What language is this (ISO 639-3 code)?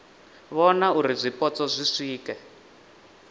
ven